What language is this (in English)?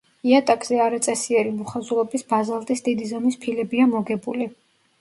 Georgian